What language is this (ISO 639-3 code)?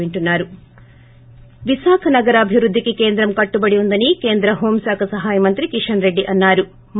tel